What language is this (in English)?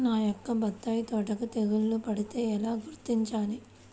Telugu